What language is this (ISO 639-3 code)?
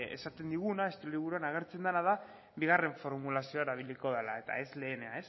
eus